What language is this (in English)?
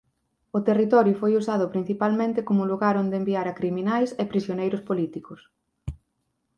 Galician